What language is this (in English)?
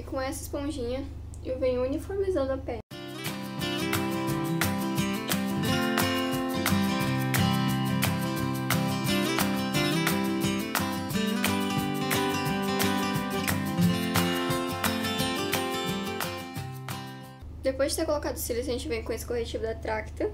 Portuguese